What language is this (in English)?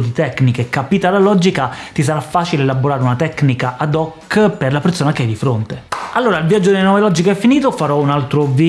Italian